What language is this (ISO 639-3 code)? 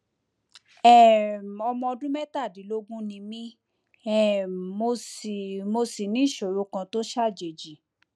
yor